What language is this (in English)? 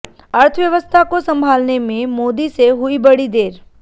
Hindi